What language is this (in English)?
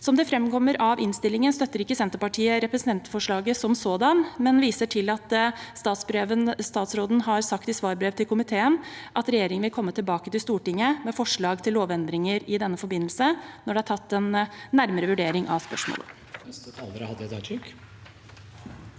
Norwegian